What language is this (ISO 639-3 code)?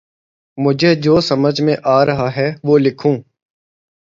urd